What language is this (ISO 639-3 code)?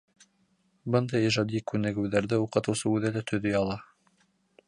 bak